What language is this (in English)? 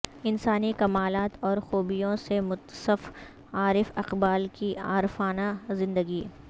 Urdu